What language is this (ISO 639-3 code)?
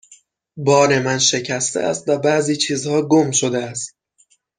fas